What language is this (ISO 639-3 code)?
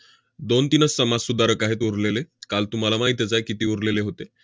mar